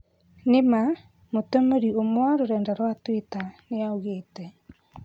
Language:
Kikuyu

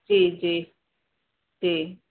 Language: Sindhi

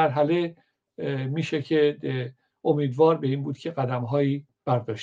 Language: Persian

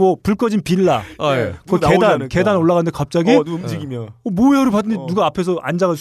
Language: Korean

